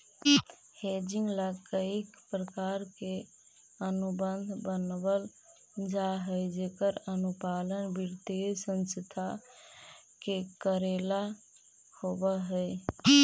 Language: Magahi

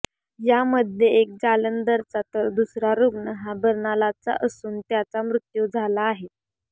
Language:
Marathi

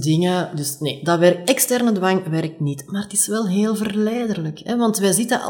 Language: Dutch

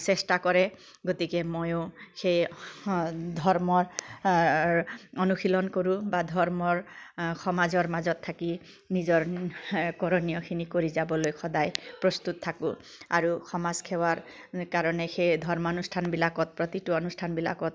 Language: Assamese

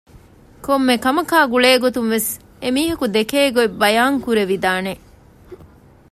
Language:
Divehi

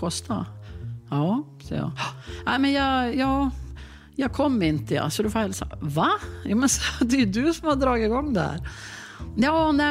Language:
Swedish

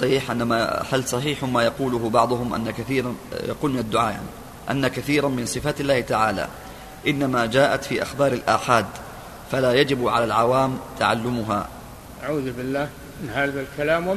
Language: Arabic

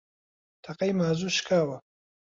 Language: Central Kurdish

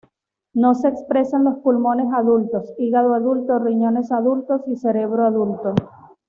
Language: Spanish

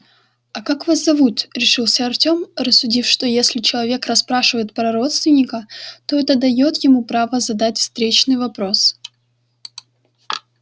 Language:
Russian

